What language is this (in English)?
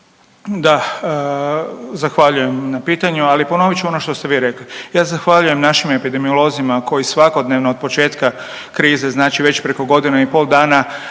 Croatian